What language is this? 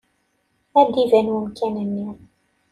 Kabyle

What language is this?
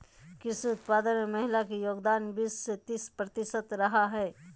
Magahi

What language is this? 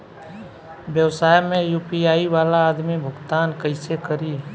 Bhojpuri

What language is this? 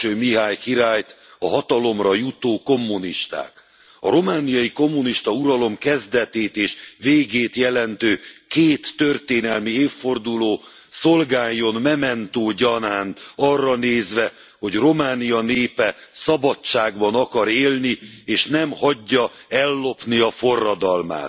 Hungarian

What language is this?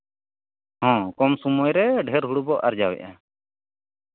Santali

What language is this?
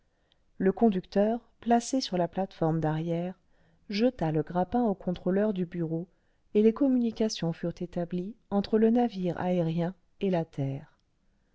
French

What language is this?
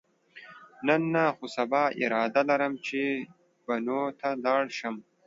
Pashto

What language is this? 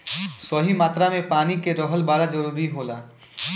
Bhojpuri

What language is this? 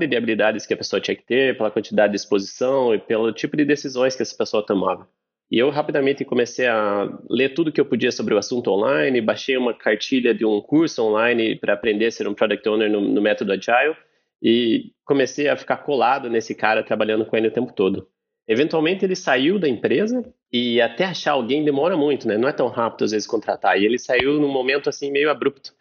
Portuguese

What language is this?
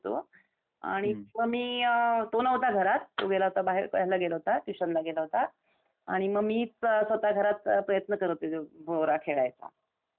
Marathi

